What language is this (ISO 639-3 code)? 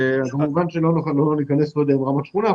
heb